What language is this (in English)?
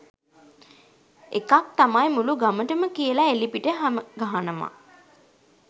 Sinhala